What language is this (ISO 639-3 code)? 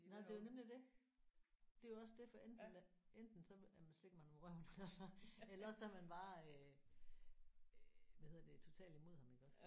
dan